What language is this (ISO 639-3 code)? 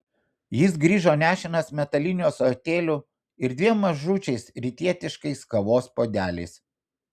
lit